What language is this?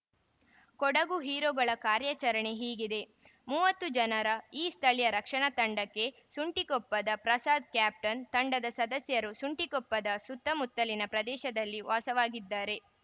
Kannada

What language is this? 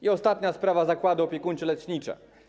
Polish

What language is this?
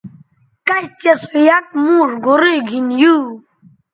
Bateri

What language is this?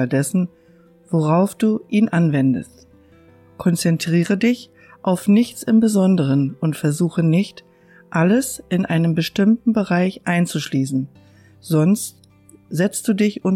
German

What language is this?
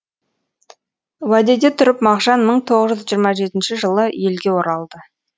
Kazakh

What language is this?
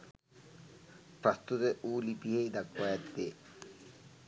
Sinhala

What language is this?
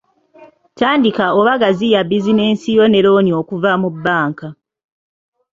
Ganda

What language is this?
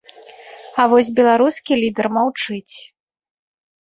Belarusian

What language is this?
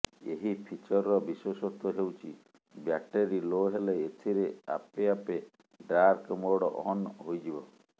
Odia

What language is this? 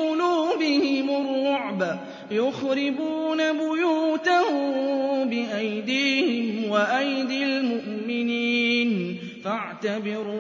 Arabic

